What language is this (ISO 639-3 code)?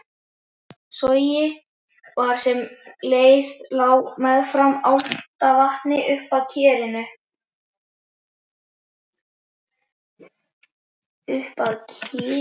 isl